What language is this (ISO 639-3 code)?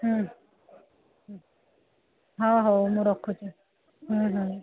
ori